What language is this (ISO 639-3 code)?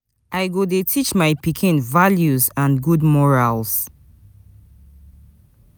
pcm